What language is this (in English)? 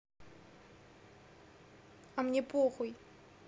Russian